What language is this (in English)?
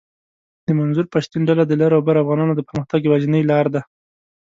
Pashto